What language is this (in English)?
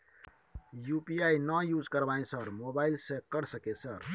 Maithili